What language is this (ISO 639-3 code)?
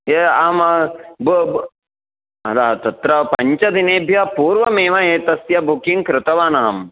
san